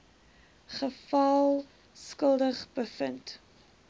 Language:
Afrikaans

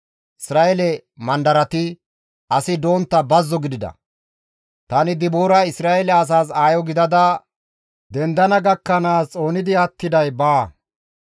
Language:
Gamo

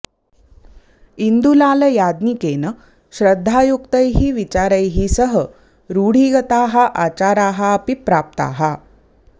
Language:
Sanskrit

